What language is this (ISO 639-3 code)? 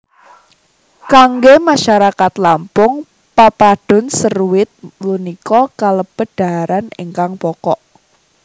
jav